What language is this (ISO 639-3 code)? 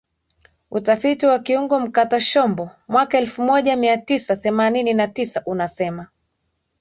swa